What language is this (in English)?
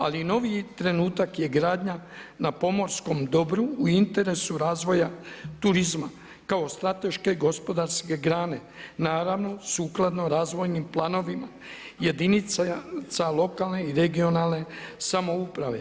Croatian